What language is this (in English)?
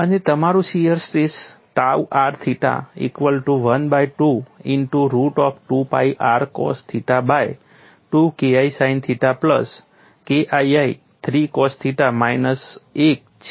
Gujarati